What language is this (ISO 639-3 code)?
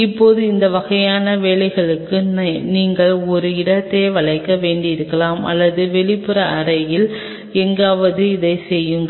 tam